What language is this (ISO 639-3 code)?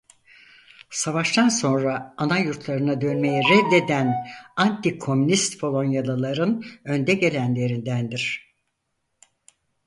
tur